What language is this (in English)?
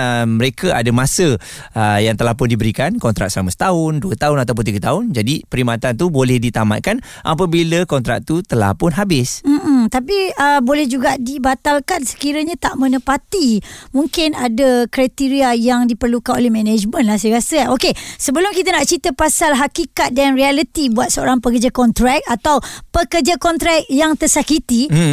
Malay